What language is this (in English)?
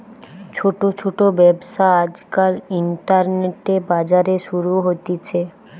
Bangla